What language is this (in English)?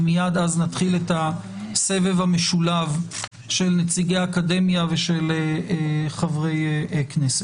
Hebrew